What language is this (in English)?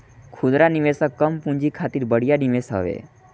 Bhojpuri